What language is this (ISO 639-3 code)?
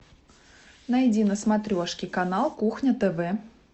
rus